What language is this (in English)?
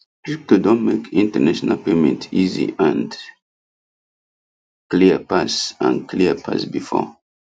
Nigerian Pidgin